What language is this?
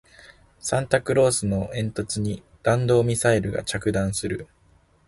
Japanese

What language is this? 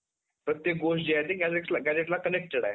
Marathi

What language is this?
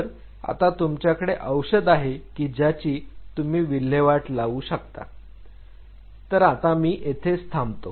Marathi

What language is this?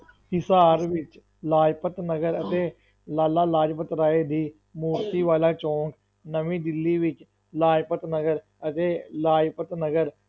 Punjabi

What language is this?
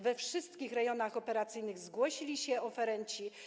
Polish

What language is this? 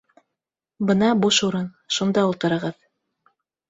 Bashkir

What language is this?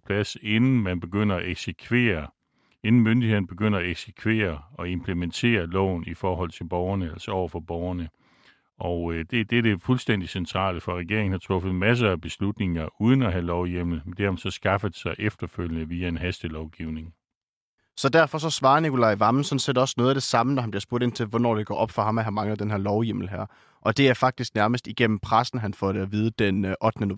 Danish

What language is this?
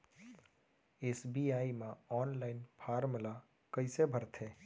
Chhattisgarhi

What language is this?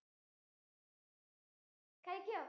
Malayalam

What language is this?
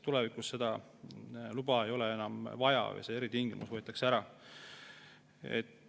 Estonian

